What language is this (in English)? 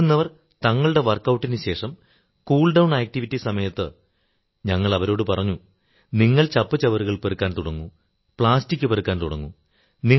Malayalam